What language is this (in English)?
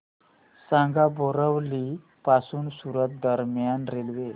Marathi